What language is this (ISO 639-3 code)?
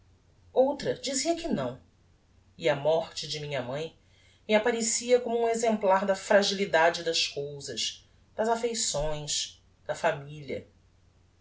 por